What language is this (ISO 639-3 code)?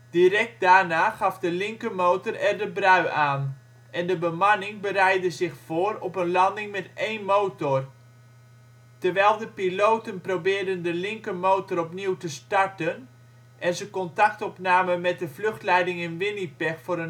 nld